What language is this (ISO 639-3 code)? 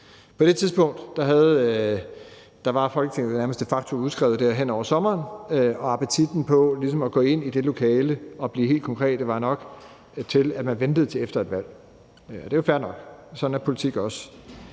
dan